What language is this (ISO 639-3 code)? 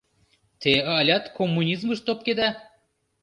chm